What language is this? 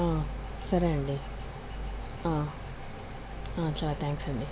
Telugu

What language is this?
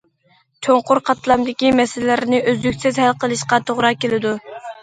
Uyghur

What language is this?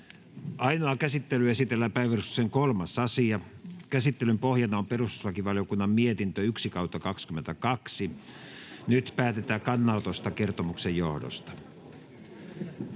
Finnish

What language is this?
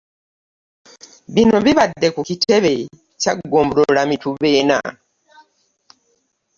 Ganda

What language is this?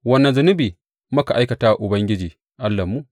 Hausa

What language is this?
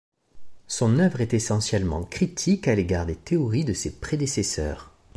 French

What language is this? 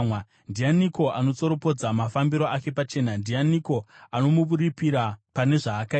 Shona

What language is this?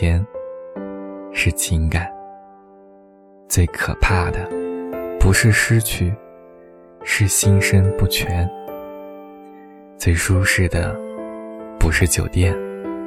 Chinese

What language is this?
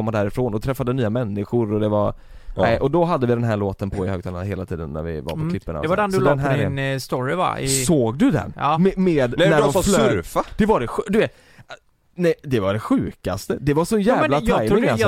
Swedish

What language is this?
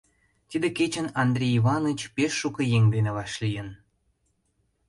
Mari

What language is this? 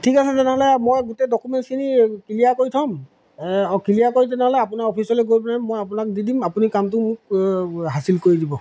Assamese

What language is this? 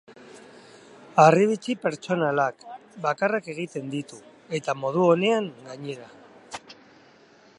Basque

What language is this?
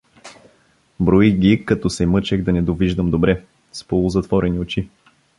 Bulgarian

